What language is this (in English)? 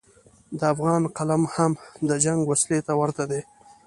Pashto